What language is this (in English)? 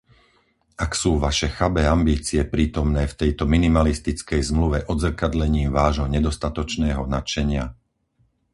Slovak